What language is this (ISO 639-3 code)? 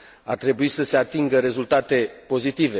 ron